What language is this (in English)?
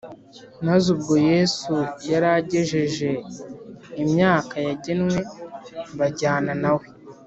Kinyarwanda